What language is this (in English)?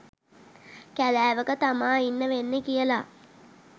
Sinhala